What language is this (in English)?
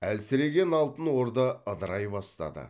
Kazakh